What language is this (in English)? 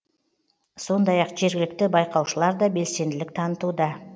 Kazakh